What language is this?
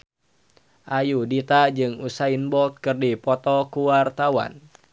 Sundanese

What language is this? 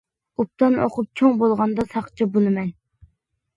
Uyghur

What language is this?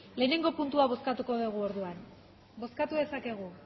Basque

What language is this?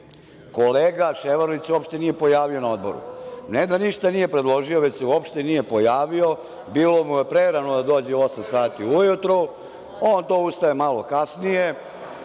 Serbian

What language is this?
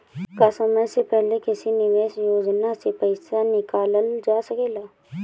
Bhojpuri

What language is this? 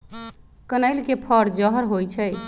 Magahi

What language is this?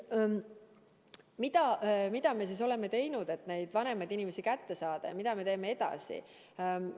Estonian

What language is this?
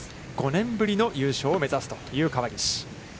Japanese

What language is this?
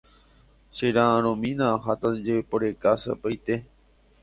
Guarani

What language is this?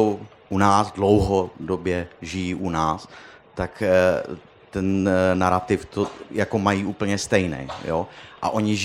Czech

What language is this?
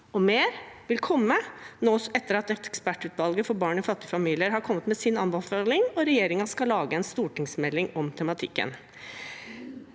Norwegian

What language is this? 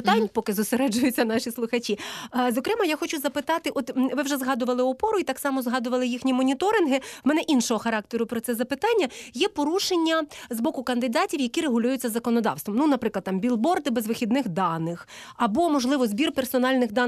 Ukrainian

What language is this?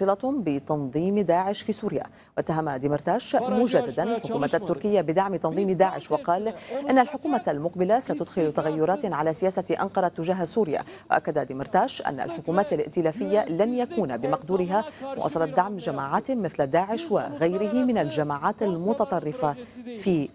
Arabic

